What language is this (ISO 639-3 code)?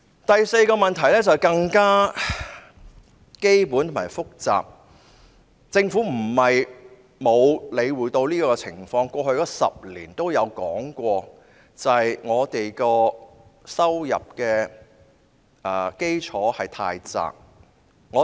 yue